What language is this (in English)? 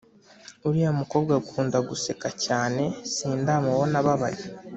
Kinyarwanda